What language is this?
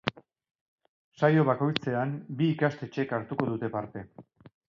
Basque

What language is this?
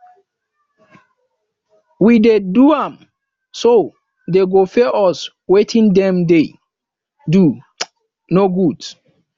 Nigerian Pidgin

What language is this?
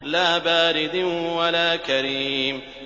Arabic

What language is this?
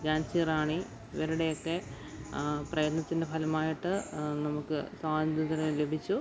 Malayalam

